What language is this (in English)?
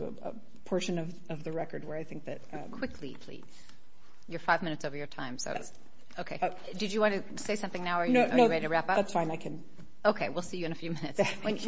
English